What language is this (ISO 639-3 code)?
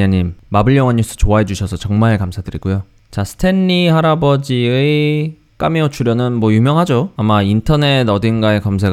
kor